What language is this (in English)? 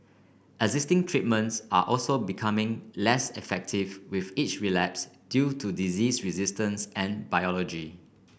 English